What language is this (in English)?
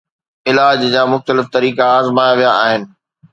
Sindhi